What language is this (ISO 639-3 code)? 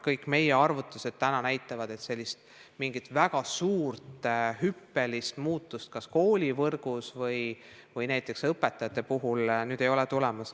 est